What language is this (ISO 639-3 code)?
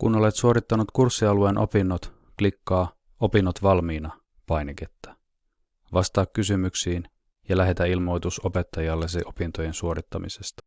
fin